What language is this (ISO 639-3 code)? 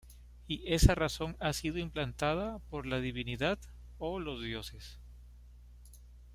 spa